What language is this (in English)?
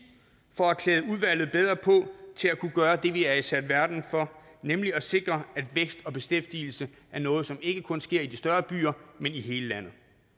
Danish